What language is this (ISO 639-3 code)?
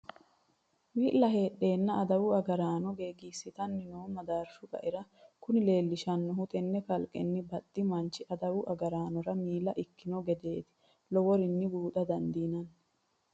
sid